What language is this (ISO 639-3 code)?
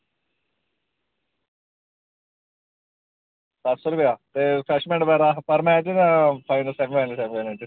doi